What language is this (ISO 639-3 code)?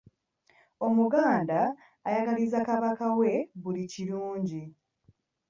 lug